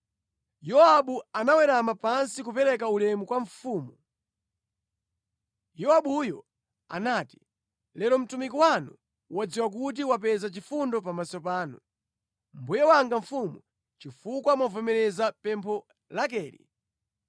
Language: Nyanja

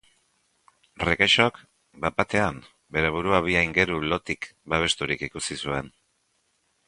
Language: Basque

